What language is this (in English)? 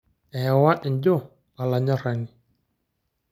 Masai